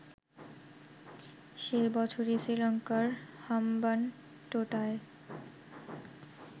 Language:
Bangla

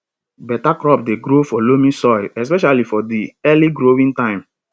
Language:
Nigerian Pidgin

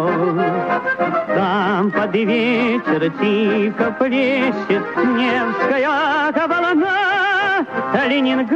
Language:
Russian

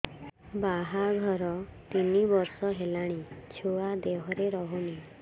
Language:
Odia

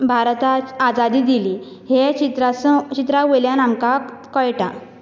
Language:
Konkani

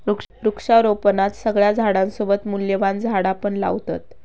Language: Marathi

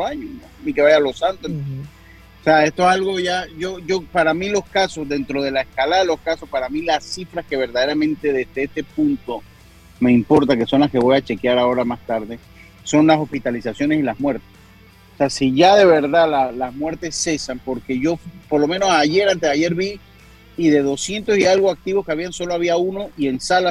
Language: Spanish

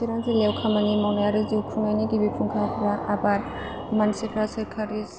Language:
Bodo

